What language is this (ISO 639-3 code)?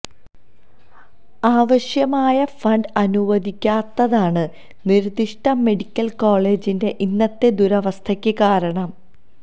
mal